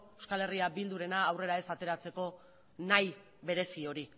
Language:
Basque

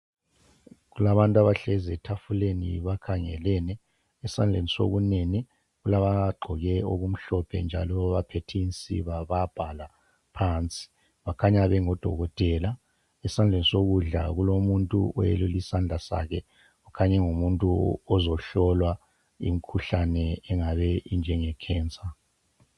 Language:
North Ndebele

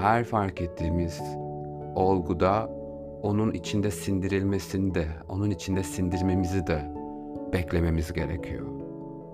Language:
Turkish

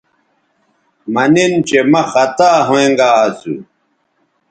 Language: Bateri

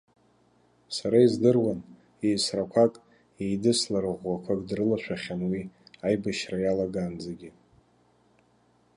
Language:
Abkhazian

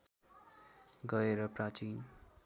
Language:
Nepali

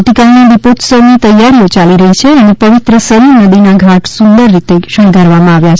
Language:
Gujarati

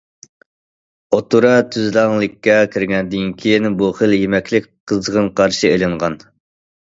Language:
Uyghur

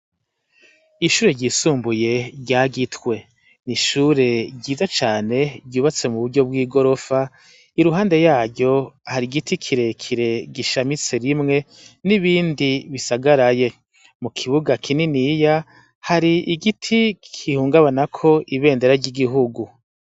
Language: Rundi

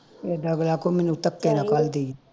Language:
Punjabi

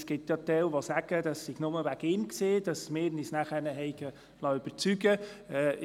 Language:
Swiss German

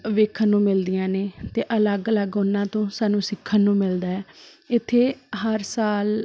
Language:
Punjabi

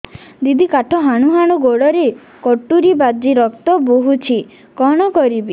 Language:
Odia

